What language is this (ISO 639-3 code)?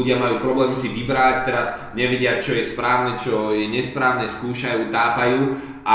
slk